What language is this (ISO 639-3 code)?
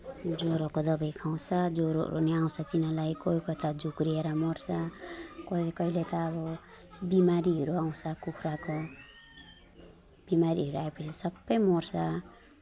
nep